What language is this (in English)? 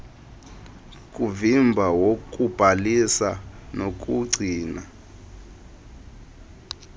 Xhosa